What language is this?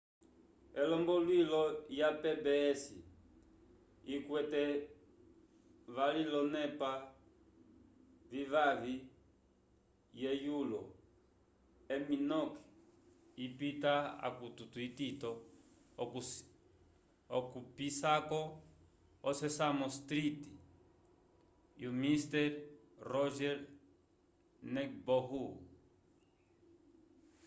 Umbundu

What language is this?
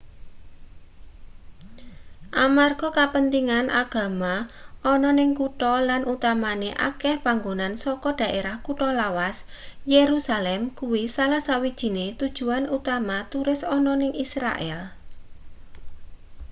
Javanese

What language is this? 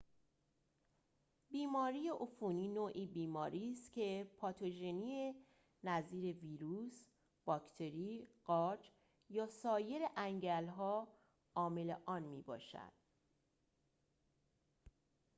Persian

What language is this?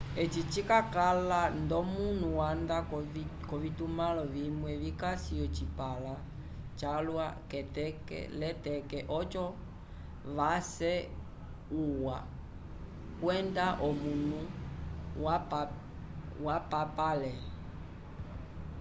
Umbundu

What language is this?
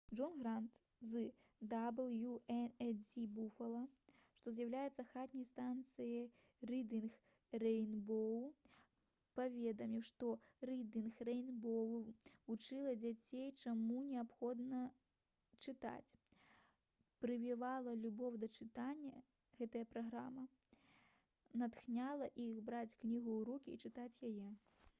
Belarusian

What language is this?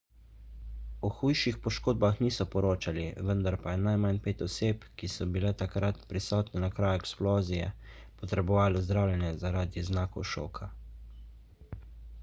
Slovenian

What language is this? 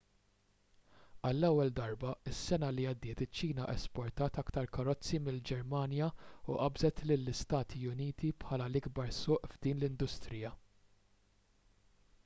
Maltese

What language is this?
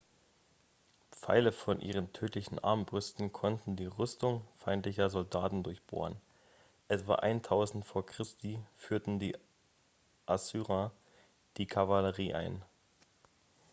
German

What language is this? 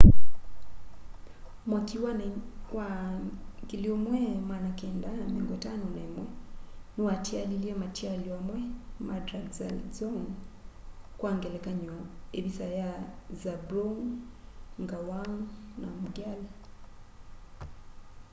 Kamba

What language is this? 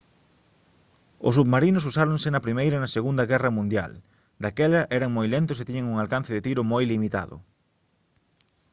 Galician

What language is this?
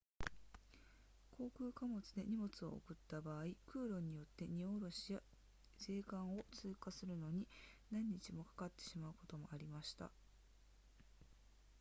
Japanese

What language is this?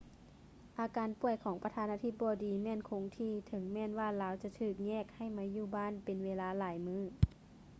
Lao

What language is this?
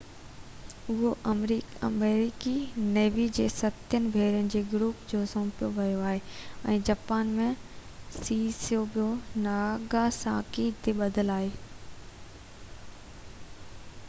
Sindhi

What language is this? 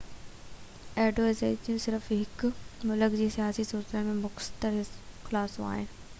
Sindhi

